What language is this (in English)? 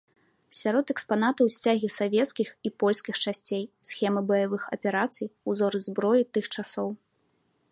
Belarusian